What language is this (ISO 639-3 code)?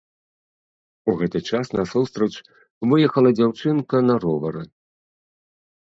bel